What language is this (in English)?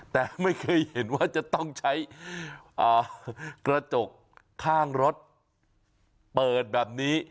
Thai